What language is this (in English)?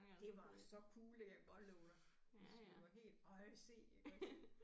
Danish